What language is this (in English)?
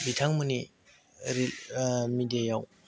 Bodo